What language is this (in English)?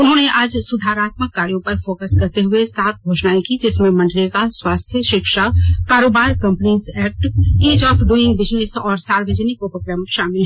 Hindi